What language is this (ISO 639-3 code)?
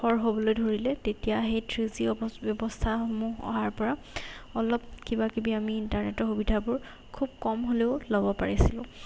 asm